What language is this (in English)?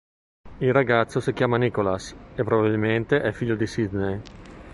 Italian